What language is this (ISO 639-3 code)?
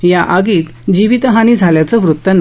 mar